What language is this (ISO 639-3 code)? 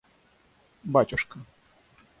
rus